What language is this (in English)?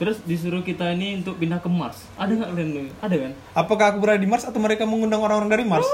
Indonesian